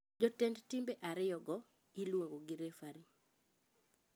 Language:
Luo (Kenya and Tanzania)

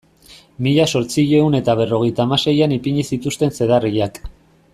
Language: Basque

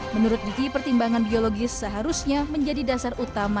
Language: Indonesian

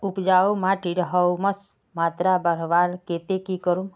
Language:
Magahi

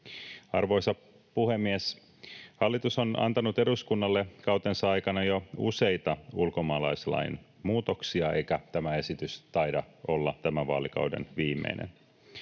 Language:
Finnish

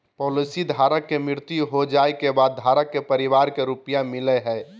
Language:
Magahi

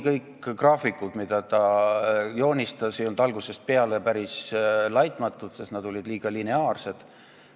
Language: Estonian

